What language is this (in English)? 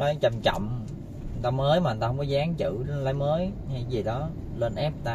Vietnamese